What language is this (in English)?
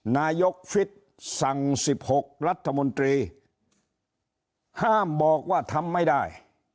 Thai